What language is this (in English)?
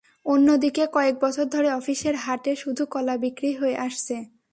Bangla